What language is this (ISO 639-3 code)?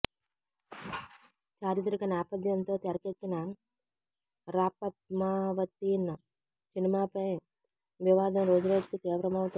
tel